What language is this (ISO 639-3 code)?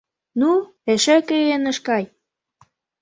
chm